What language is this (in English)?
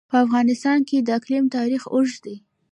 Pashto